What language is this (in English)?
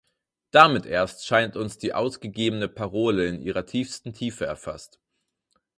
German